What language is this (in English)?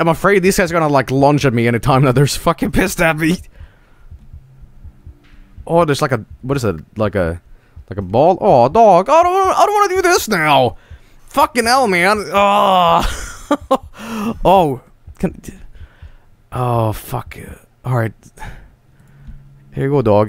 English